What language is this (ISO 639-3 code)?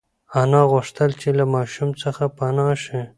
pus